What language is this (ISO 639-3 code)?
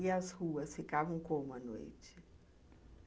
por